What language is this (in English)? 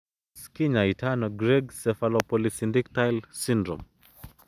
Kalenjin